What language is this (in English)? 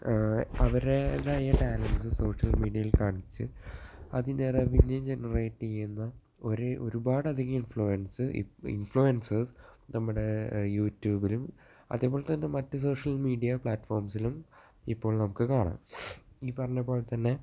Malayalam